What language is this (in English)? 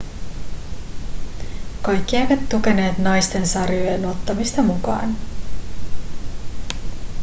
Finnish